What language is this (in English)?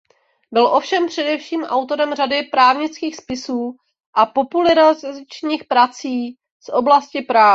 Czech